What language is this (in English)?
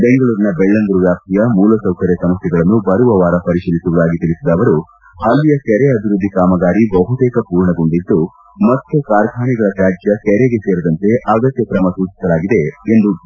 Kannada